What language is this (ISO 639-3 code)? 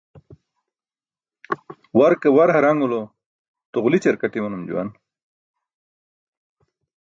bsk